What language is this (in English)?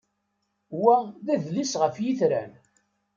Kabyle